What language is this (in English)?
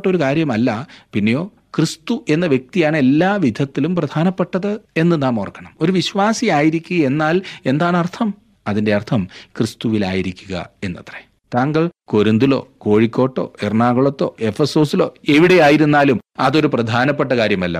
Malayalam